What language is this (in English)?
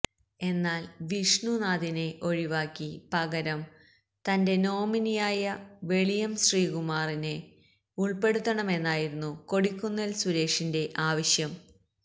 Malayalam